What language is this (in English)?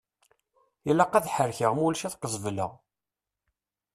Kabyle